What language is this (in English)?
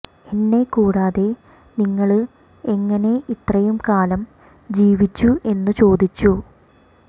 Malayalam